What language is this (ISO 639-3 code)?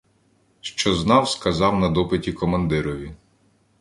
ukr